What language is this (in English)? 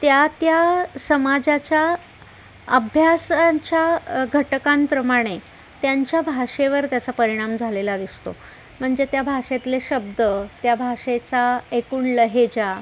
Marathi